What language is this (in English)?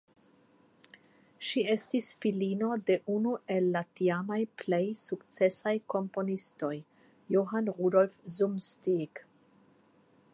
Esperanto